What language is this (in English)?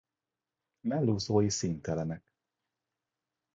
Hungarian